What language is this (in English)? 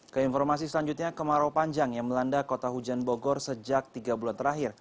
Indonesian